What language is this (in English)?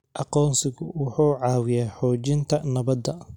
Somali